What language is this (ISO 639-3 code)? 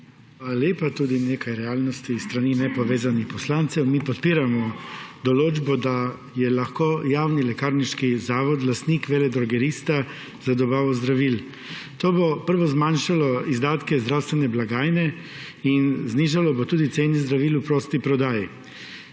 slv